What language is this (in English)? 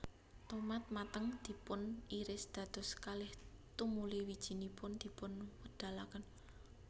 Javanese